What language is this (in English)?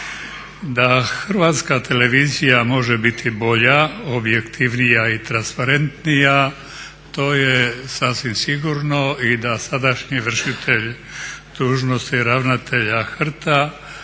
Croatian